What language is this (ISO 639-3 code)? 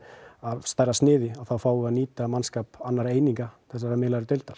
isl